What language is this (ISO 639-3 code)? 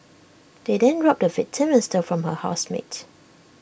eng